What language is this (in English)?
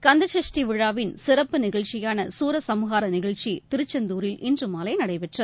Tamil